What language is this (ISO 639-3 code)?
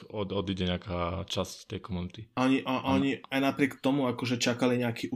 slk